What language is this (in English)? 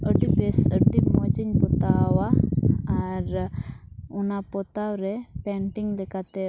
Santali